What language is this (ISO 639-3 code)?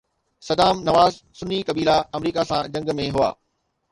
snd